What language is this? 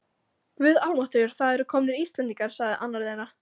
Icelandic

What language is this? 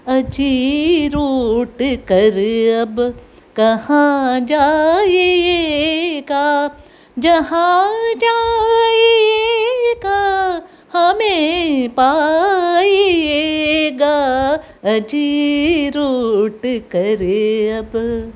Sanskrit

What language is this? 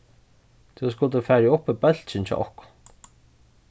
Faroese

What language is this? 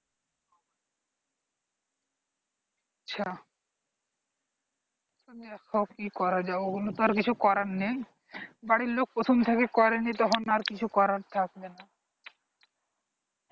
Bangla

